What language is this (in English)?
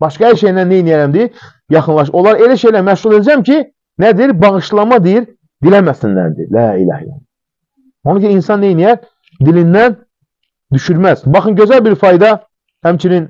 Turkish